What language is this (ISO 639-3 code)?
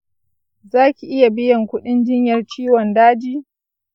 hau